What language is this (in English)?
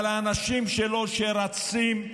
Hebrew